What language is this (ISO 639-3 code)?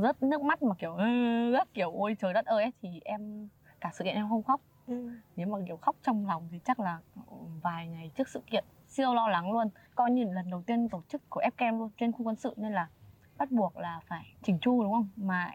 vie